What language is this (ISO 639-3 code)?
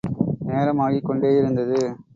tam